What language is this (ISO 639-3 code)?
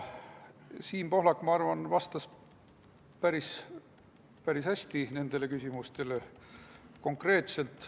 est